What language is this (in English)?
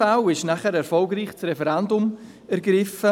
Swiss German